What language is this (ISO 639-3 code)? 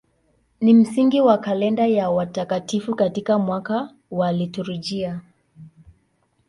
swa